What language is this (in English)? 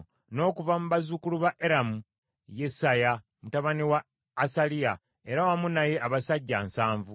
Ganda